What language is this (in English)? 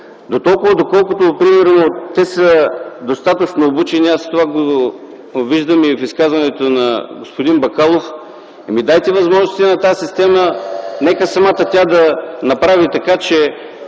Bulgarian